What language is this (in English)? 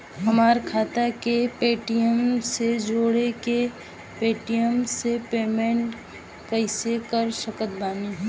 Bhojpuri